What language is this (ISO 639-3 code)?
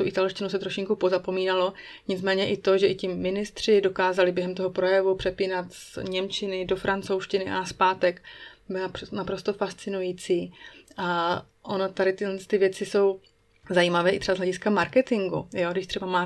ces